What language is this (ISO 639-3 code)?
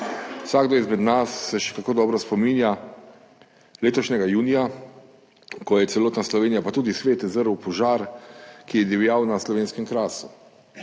slv